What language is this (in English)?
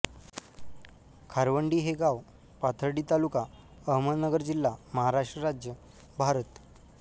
Marathi